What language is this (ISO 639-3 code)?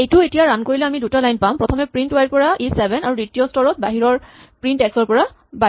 asm